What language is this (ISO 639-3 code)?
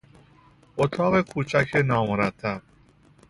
fas